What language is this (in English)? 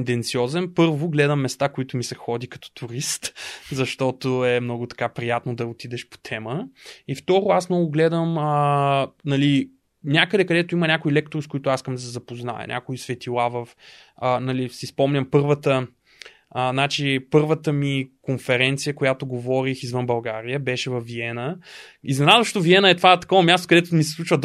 Bulgarian